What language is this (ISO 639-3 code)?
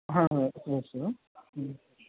san